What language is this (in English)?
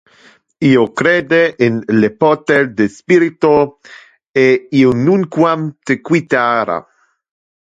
Interlingua